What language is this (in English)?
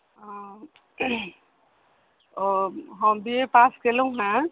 Maithili